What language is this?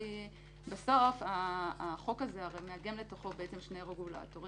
Hebrew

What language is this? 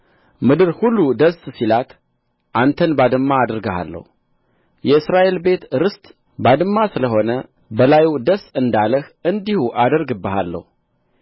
Amharic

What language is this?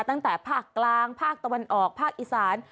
Thai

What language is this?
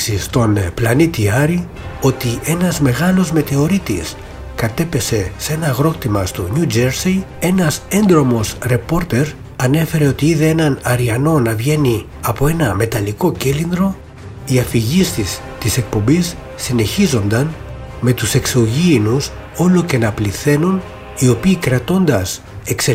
Greek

